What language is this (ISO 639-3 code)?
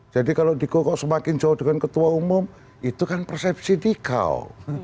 ind